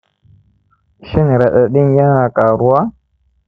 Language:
Hausa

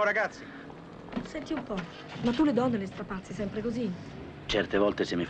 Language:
Italian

